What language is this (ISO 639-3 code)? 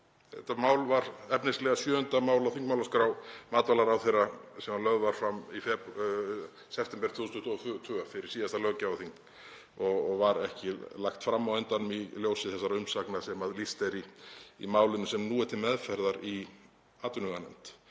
isl